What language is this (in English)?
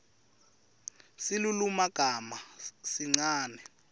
Swati